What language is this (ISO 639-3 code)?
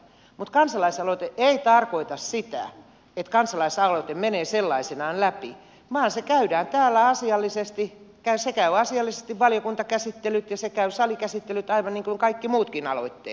fin